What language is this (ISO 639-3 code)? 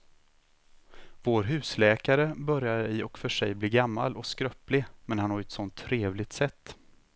swe